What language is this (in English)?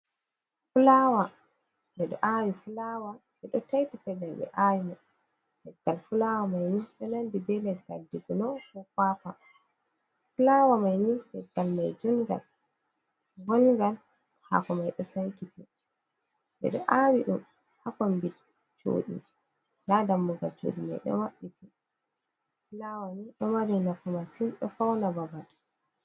Fula